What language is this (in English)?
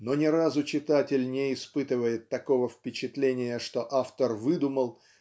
Russian